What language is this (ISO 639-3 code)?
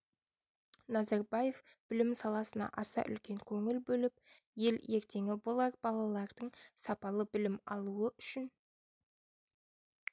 kaz